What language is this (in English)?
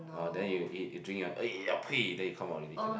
English